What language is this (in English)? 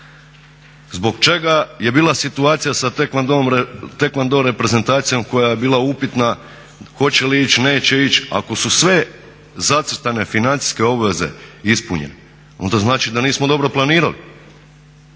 Croatian